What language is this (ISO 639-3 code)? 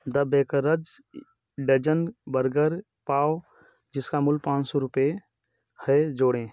hin